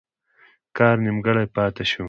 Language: Pashto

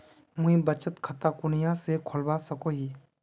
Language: Magahi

